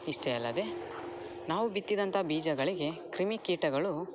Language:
Kannada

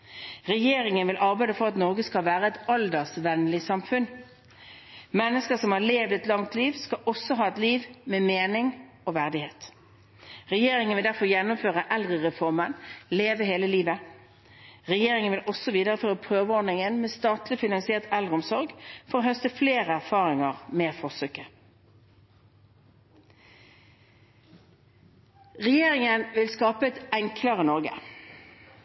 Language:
Norwegian Bokmål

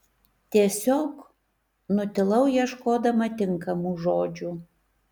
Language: Lithuanian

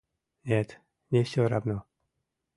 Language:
Mari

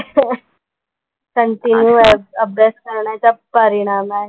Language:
Marathi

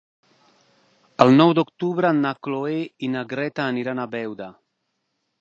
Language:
Catalan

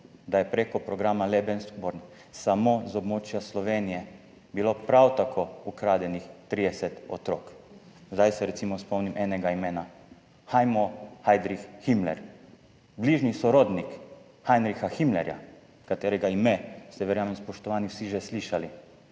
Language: Slovenian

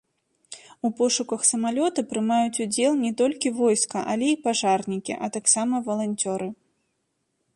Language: Belarusian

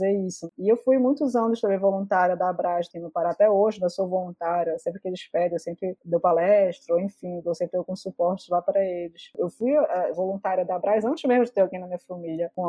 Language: Portuguese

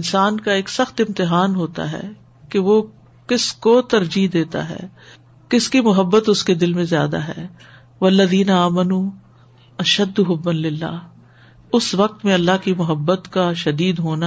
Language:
Urdu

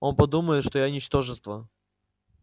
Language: Russian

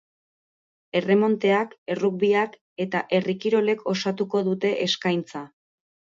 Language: Basque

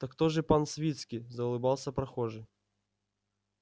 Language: Russian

